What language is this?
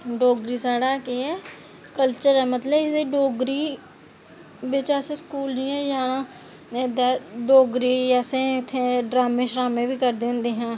Dogri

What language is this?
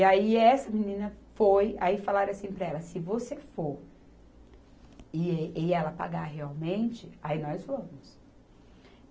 Portuguese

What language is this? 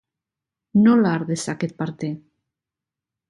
Basque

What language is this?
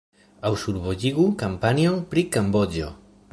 Esperanto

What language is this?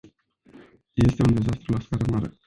Romanian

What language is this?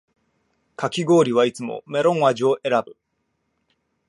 Japanese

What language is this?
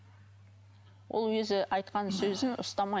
Kazakh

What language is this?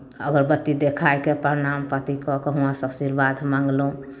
Maithili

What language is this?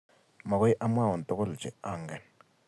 Kalenjin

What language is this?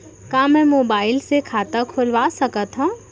Chhattisgarhi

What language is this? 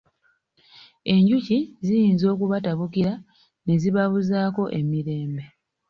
Ganda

